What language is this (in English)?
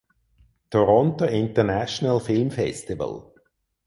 German